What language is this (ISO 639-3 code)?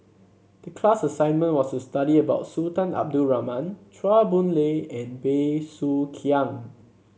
eng